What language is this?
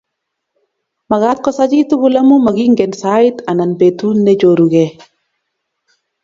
Kalenjin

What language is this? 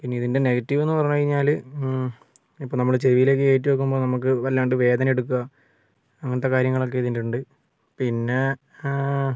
Malayalam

